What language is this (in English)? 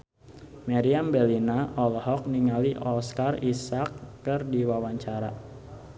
Sundanese